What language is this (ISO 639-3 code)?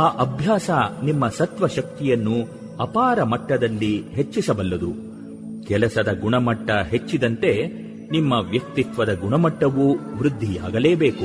kan